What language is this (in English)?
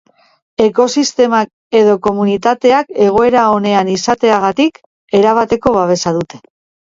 Basque